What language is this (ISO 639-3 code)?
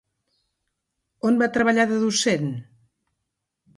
cat